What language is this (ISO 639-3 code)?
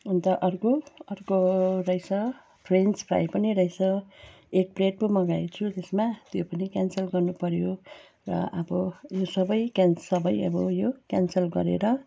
nep